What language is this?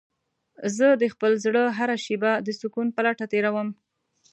Pashto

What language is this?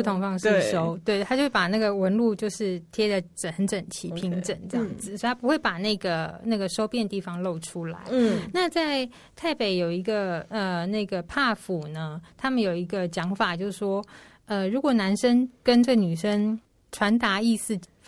Chinese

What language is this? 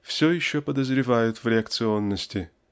Russian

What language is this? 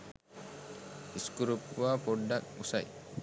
Sinhala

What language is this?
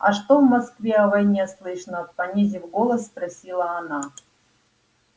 Russian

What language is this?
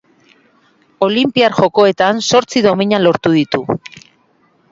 Basque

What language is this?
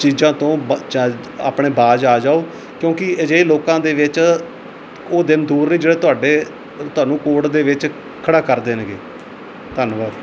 Punjabi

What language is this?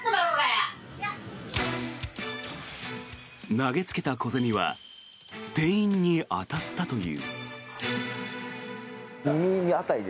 Japanese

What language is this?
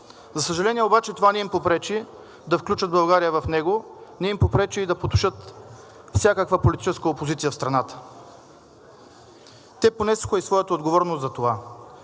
Bulgarian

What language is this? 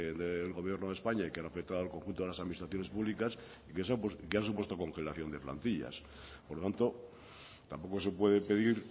Spanish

